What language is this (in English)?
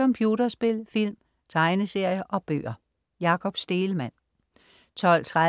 Danish